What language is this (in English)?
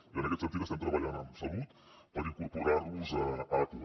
Catalan